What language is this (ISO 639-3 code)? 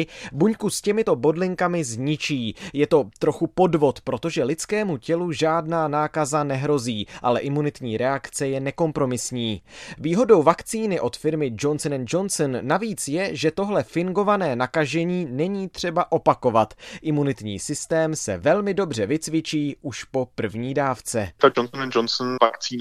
ces